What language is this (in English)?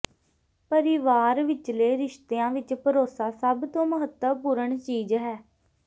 Punjabi